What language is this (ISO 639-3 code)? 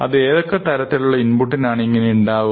mal